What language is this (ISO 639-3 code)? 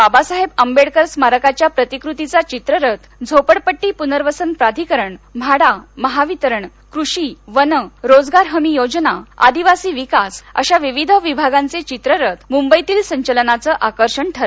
mar